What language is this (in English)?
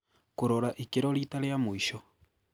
Kikuyu